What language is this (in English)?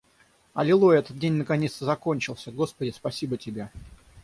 Russian